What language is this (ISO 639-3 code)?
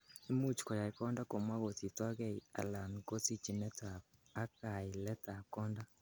kln